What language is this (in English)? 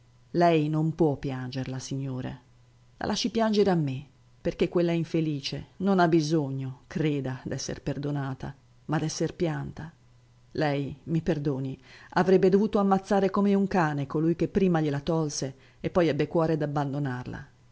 Italian